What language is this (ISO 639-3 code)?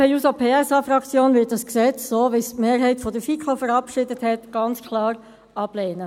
gsw